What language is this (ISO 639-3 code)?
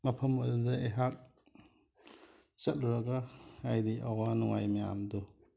mni